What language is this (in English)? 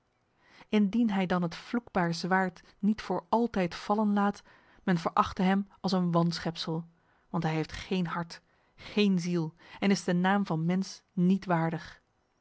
Dutch